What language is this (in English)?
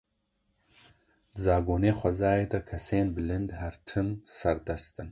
Kurdish